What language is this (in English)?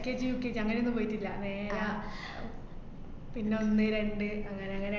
Malayalam